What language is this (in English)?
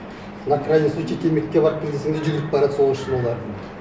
Kazakh